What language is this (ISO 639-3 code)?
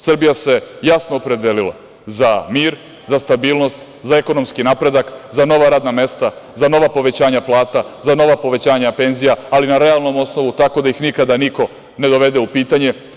srp